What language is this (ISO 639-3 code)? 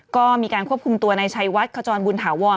tha